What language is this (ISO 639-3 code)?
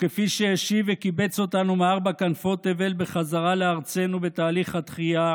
heb